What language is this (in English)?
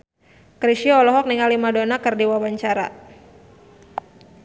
Sundanese